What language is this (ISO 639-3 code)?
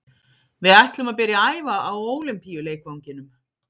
isl